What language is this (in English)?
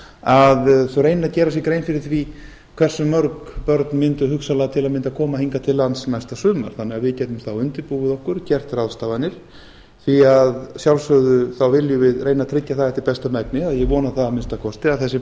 Icelandic